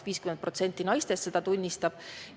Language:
Estonian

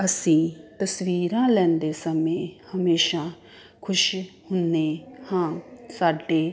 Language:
Punjabi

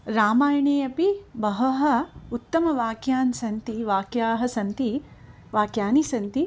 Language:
Sanskrit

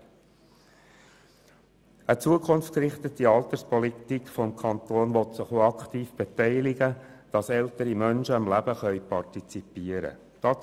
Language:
Swiss German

